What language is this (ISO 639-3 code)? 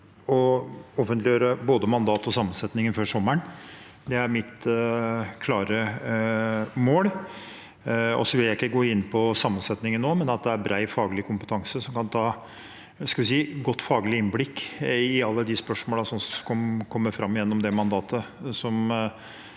nor